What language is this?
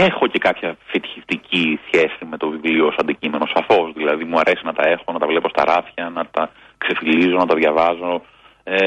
Greek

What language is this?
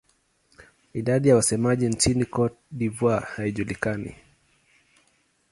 Swahili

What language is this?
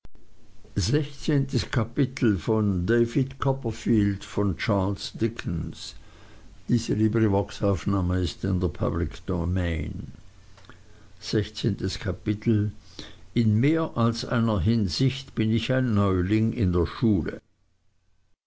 German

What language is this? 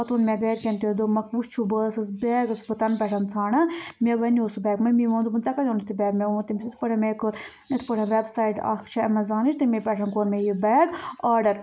Kashmiri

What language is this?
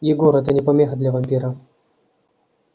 Russian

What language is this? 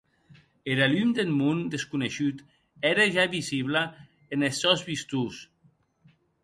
Occitan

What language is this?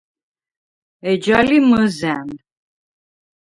Svan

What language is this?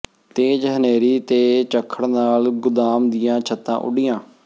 Punjabi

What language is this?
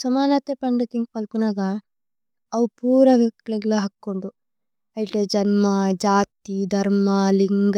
Tulu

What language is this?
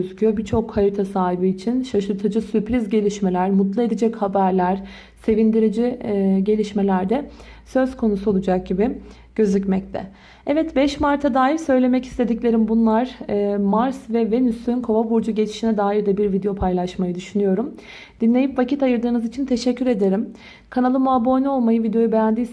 Turkish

